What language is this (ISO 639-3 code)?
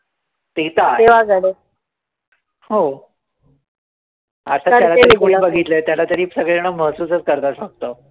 mar